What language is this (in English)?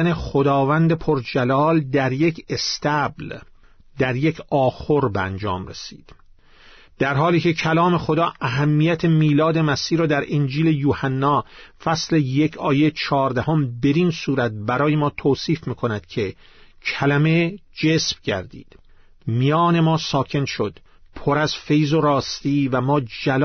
Persian